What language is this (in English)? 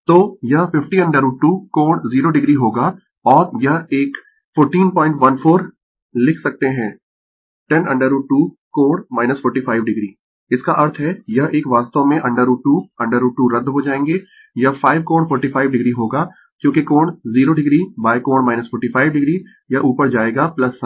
Hindi